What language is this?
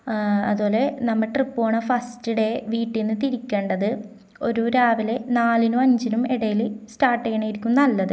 Malayalam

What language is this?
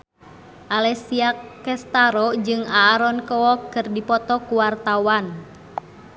Sundanese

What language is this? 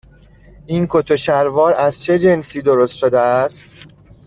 Persian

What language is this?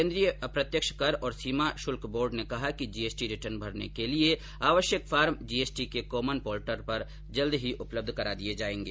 Hindi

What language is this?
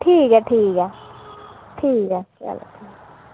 Dogri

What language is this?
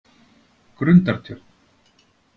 Icelandic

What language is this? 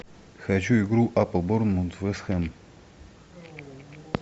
Russian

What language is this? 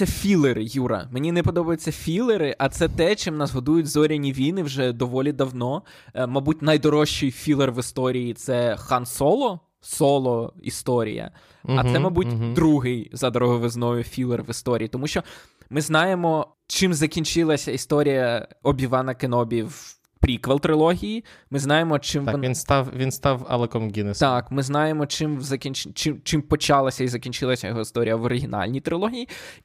Ukrainian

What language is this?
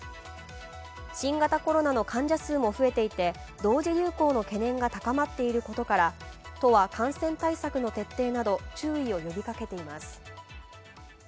Japanese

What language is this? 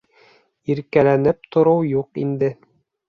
Bashkir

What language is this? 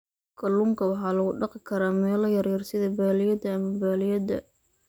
Somali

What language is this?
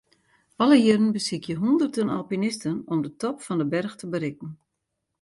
Western Frisian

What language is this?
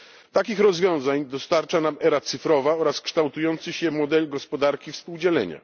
Polish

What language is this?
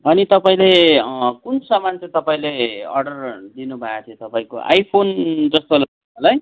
Nepali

